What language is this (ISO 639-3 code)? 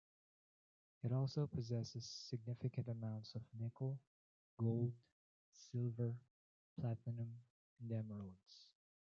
eng